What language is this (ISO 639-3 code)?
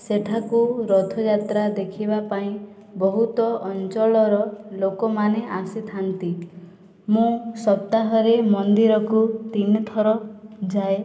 ori